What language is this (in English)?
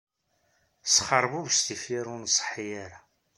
Kabyle